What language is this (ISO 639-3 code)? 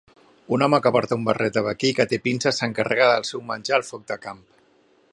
cat